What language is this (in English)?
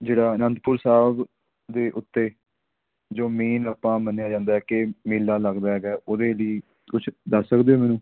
Punjabi